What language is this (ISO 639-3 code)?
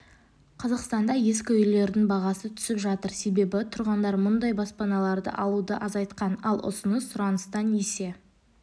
kaz